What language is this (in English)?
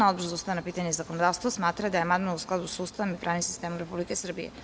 Serbian